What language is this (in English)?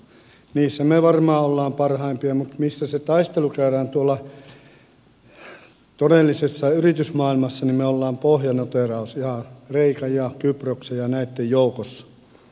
Finnish